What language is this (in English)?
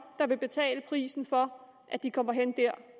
Danish